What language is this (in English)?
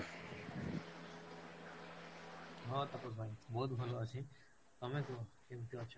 Odia